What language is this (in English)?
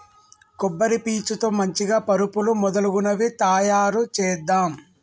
Telugu